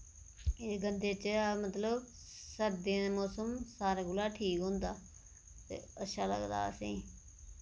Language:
Dogri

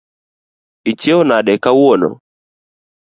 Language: Luo (Kenya and Tanzania)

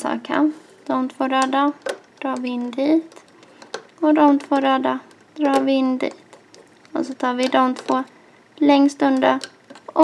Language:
Swedish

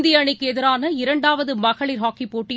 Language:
Tamil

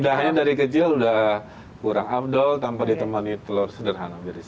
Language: Indonesian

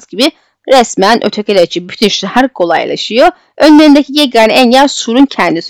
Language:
Turkish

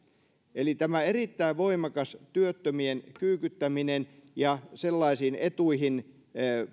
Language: Finnish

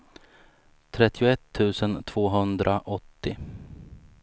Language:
Swedish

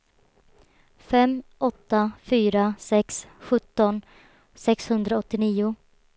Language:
Swedish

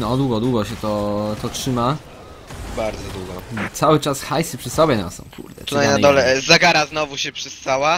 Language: Polish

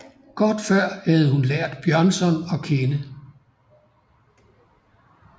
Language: Danish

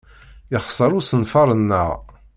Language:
Kabyle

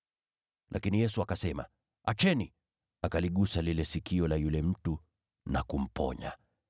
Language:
Swahili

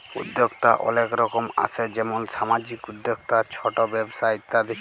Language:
Bangla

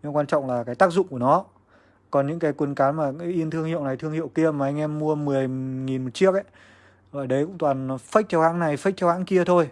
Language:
Vietnamese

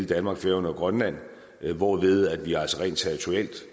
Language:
Danish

